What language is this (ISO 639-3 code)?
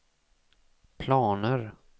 swe